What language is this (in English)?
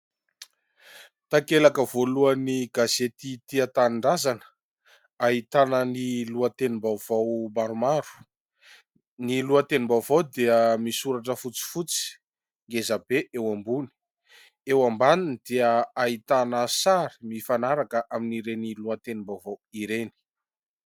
Malagasy